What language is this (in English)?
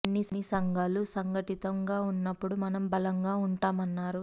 Telugu